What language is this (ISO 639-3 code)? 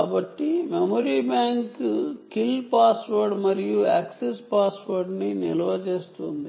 tel